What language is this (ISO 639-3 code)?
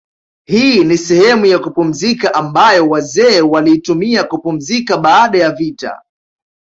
swa